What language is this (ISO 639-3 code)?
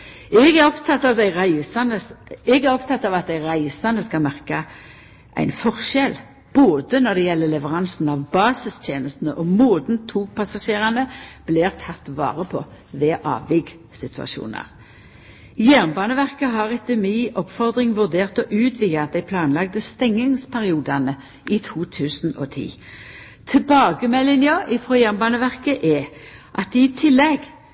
nno